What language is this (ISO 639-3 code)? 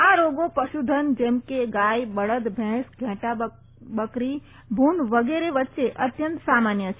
guj